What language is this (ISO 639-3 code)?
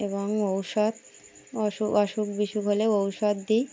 ben